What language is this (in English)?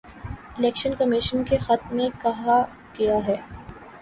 Urdu